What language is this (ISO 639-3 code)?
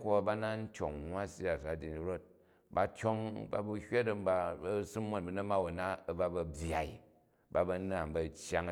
kaj